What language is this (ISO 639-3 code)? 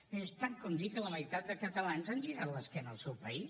cat